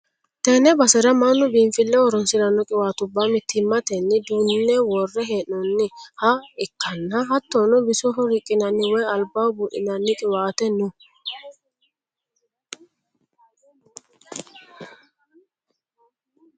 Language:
Sidamo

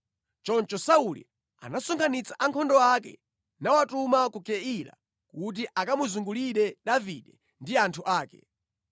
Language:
Nyanja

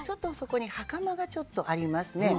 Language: Japanese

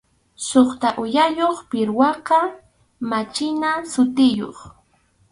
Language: Arequipa-La Unión Quechua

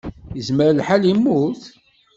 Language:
Kabyle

